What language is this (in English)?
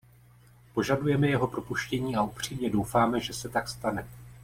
Czech